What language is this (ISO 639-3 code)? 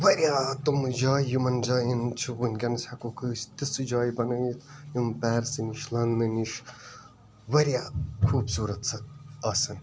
kas